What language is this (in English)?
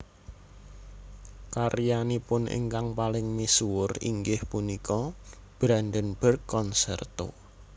Javanese